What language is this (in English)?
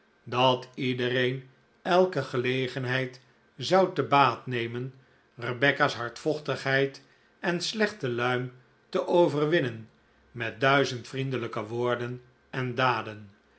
Dutch